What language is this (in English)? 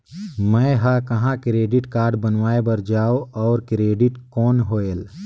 Chhattisgarhi